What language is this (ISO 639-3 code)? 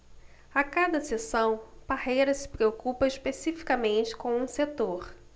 por